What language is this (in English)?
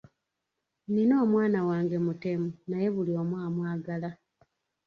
Ganda